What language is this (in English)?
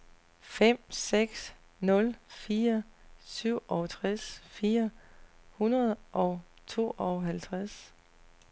Danish